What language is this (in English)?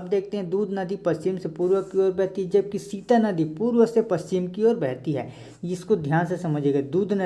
Hindi